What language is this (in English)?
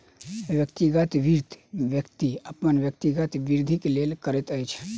Maithili